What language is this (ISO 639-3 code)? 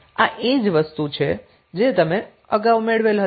guj